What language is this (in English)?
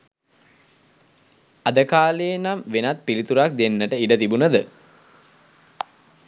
Sinhala